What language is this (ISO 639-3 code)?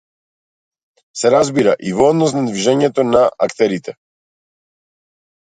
mkd